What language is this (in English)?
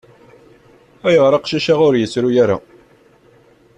Kabyle